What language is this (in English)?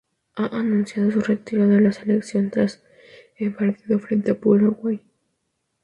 Spanish